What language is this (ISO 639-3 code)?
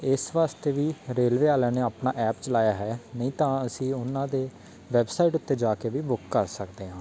pan